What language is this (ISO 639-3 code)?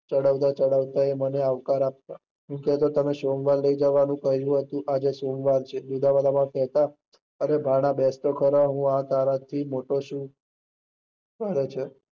guj